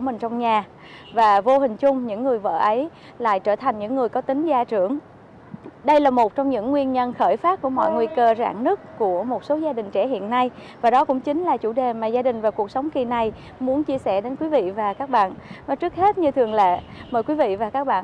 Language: Vietnamese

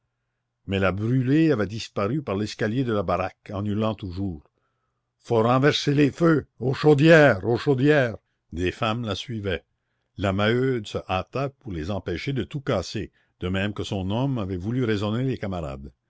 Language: French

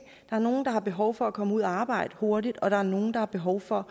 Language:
Danish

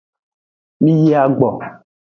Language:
Aja (Benin)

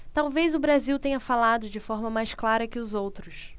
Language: Portuguese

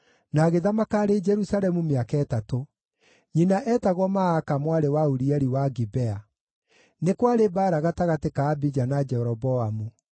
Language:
Kikuyu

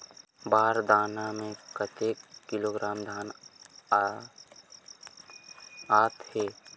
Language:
Chhattisgarhi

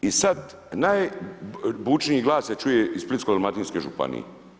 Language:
Croatian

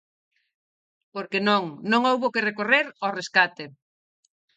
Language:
Galician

